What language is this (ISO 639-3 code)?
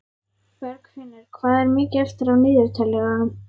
isl